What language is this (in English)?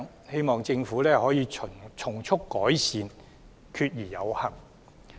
Cantonese